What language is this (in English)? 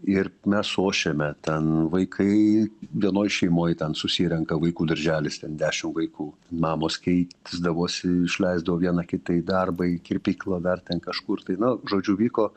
Lithuanian